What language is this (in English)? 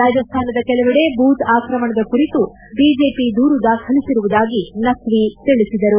Kannada